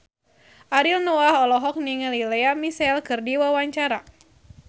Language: Sundanese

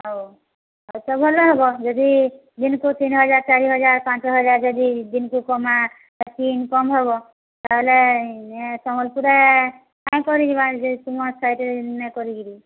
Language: Odia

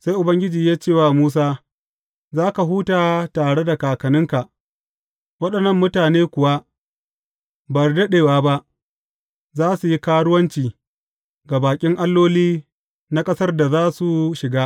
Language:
Hausa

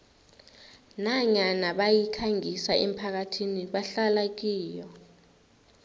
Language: South Ndebele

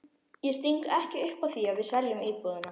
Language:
Icelandic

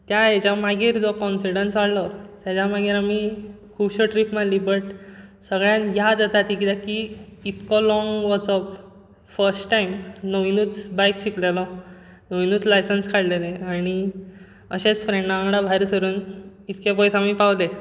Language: Konkani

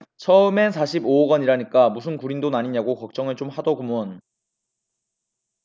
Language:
Korean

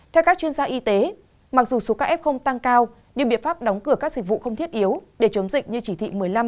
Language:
Vietnamese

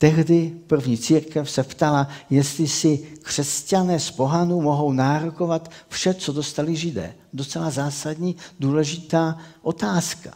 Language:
Czech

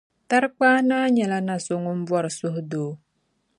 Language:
Dagbani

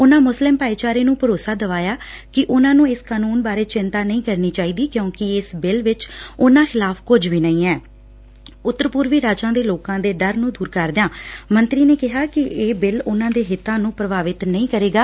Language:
Punjabi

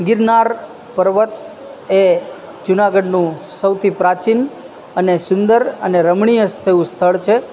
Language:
Gujarati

